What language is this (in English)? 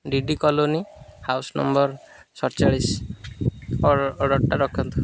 Odia